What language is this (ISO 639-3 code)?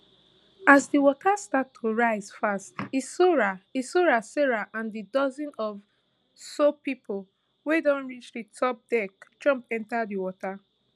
pcm